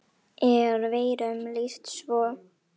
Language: Icelandic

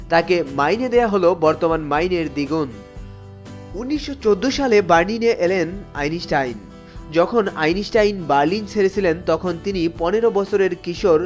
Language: Bangla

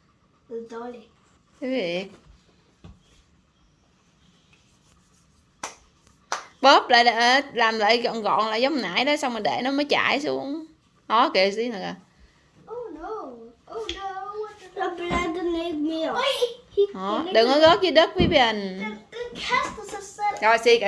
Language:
Vietnamese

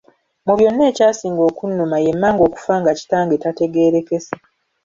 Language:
Ganda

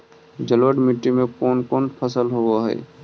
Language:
Magahi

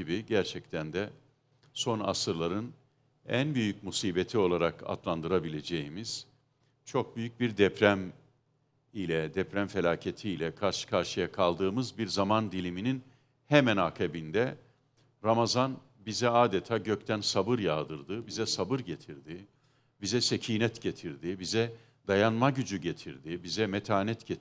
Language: Turkish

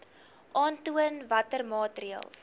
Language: Afrikaans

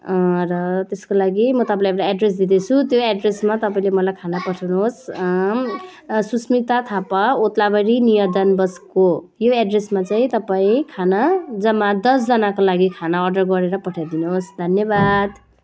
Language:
Nepali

